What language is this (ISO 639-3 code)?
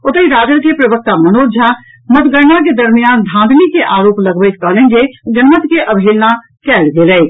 mai